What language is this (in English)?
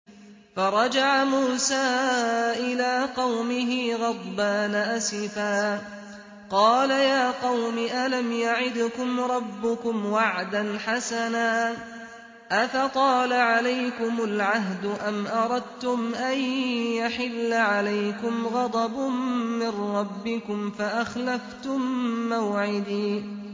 Arabic